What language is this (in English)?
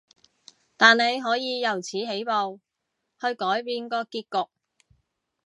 Cantonese